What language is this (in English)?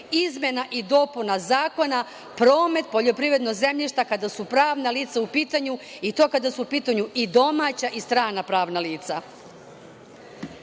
Serbian